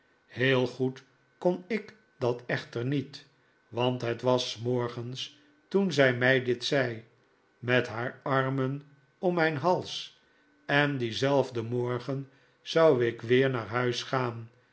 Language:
Dutch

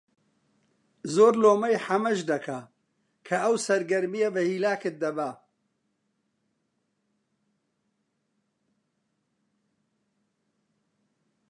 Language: Central Kurdish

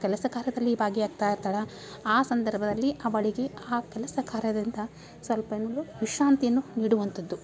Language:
Kannada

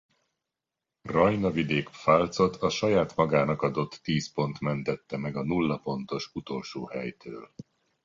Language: Hungarian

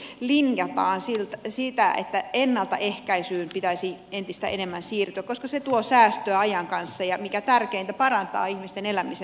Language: Finnish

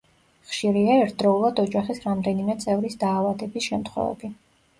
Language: Georgian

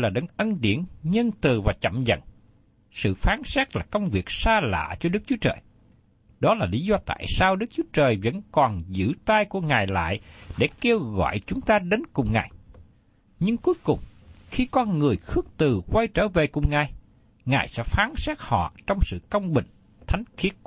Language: Vietnamese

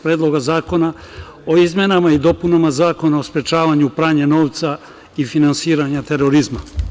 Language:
Serbian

